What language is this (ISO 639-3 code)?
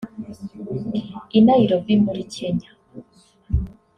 kin